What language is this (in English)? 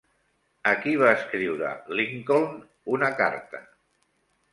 Catalan